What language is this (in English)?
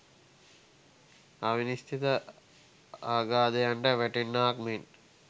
Sinhala